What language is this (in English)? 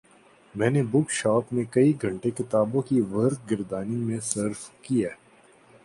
Urdu